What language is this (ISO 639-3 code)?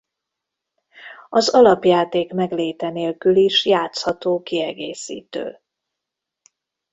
hun